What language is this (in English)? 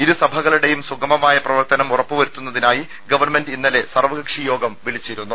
Malayalam